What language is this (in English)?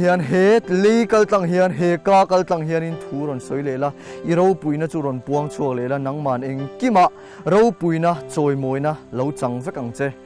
Thai